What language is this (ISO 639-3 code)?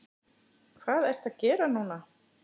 isl